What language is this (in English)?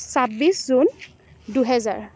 Assamese